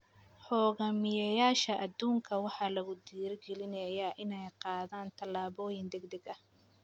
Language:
Somali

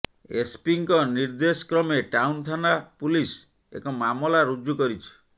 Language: Odia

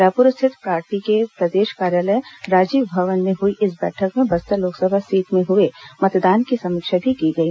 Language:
Hindi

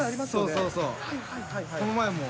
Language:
Japanese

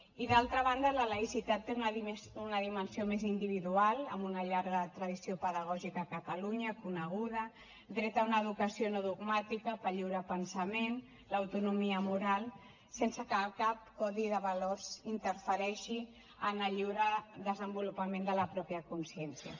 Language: Catalan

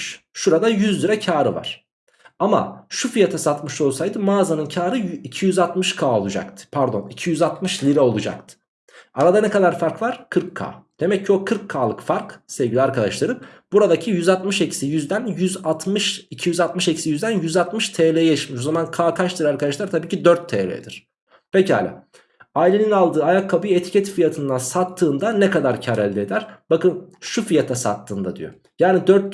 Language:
Turkish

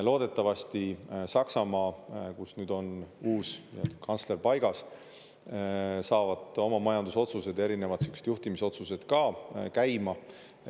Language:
Estonian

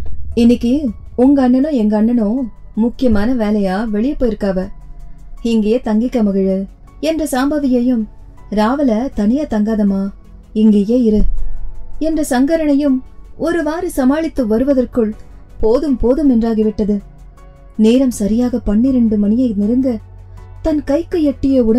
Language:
Tamil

